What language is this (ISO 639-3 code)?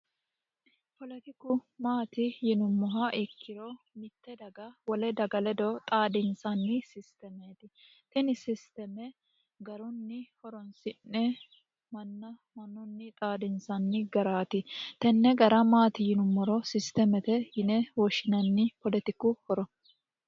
sid